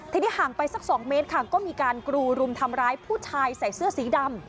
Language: Thai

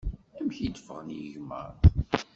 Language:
Kabyle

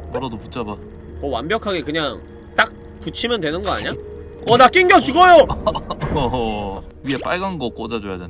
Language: Korean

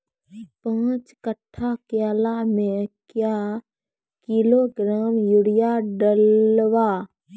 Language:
Maithili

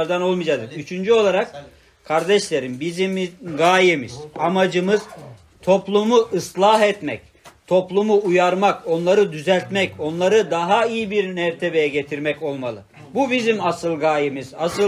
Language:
Turkish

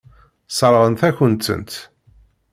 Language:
Kabyle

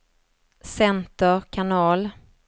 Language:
Swedish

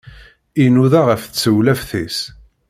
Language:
Kabyle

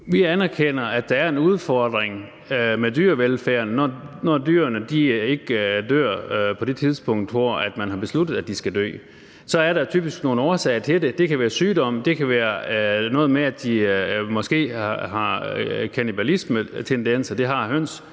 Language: Danish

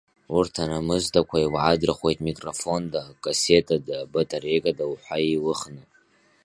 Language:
Abkhazian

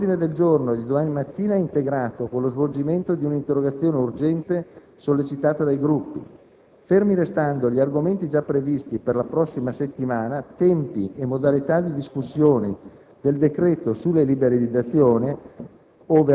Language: Italian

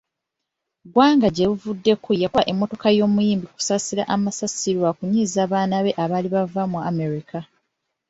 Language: Ganda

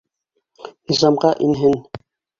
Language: Bashkir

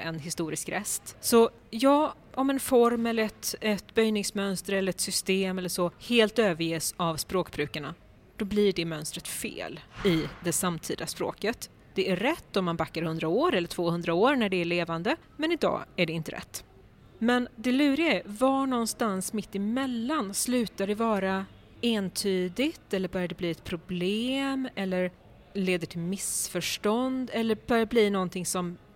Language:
Swedish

